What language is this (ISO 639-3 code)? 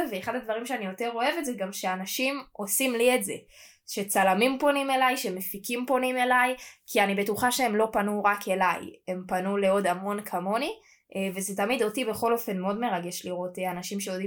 heb